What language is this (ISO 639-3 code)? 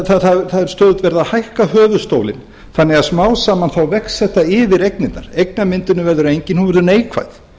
isl